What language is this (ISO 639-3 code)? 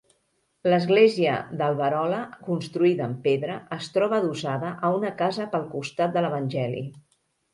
cat